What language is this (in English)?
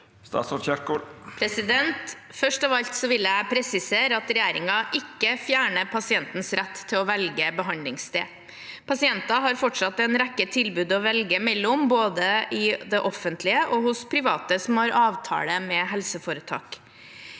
Norwegian